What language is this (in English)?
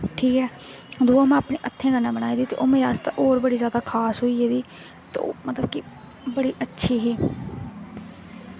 Dogri